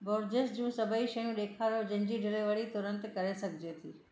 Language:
Sindhi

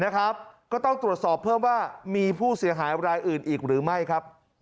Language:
Thai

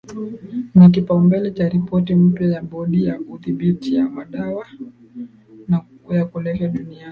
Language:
Swahili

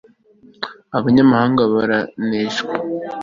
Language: Kinyarwanda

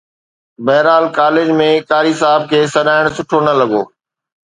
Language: Sindhi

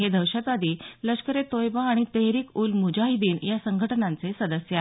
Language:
Marathi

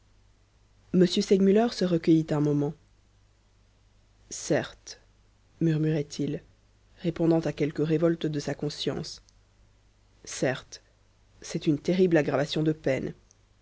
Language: French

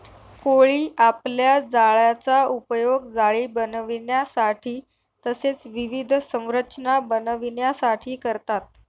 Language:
Marathi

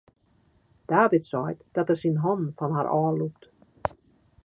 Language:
Western Frisian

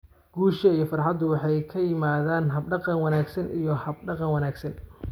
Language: Somali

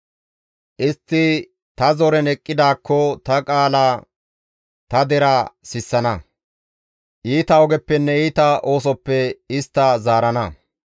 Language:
Gamo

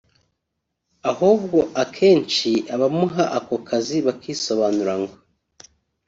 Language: Kinyarwanda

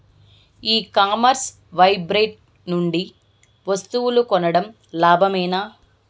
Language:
Telugu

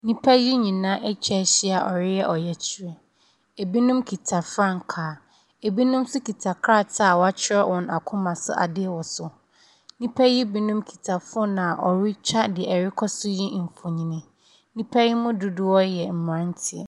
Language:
Akan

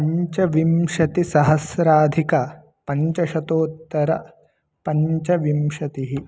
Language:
Sanskrit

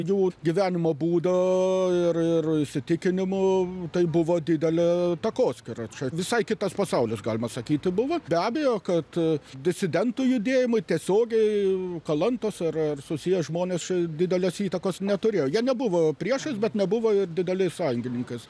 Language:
Lithuanian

